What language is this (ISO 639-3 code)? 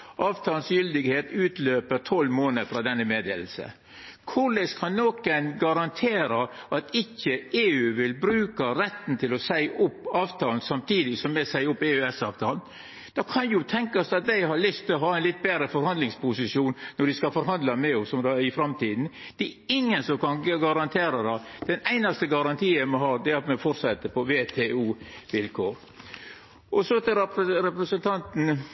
nno